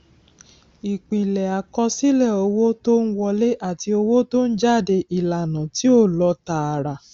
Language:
Yoruba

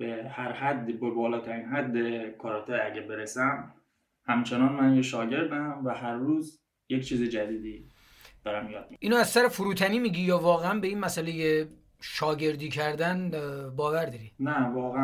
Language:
Persian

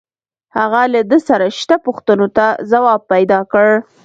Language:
Pashto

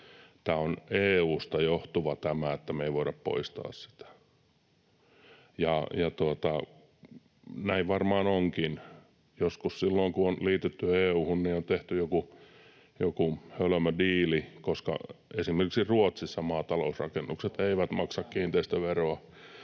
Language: Finnish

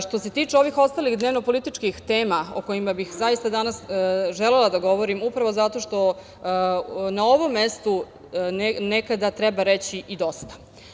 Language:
Serbian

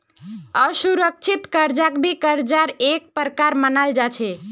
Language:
Magahi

